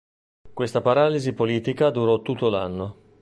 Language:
Italian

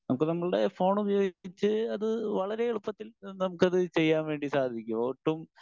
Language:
Malayalam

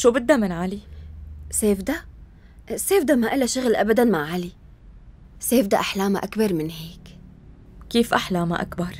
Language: Arabic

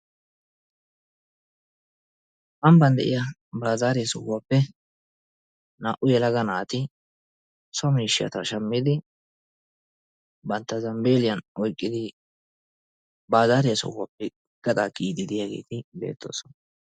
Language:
Wolaytta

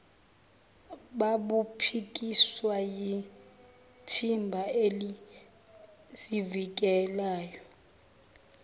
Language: Zulu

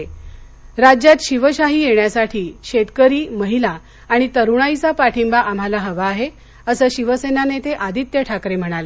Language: Marathi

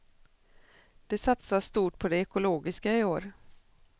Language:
Swedish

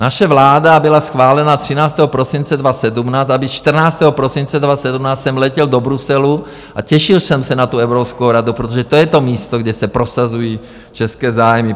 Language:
Czech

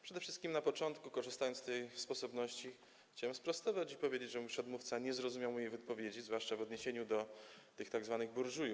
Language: Polish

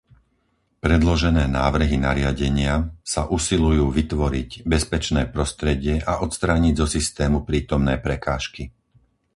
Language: Slovak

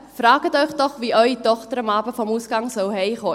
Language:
Swiss German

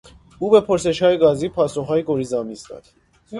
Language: Persian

